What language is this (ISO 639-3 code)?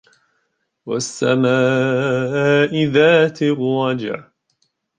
ara